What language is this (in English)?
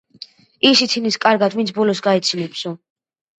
Georgian